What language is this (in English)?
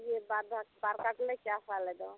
Santali